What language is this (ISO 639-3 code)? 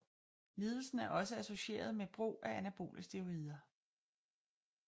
dan